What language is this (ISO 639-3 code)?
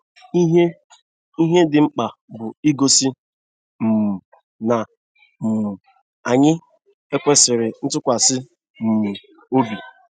ibo